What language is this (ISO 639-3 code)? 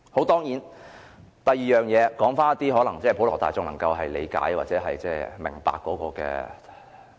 yue